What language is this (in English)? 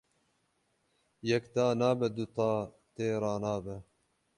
Kurdish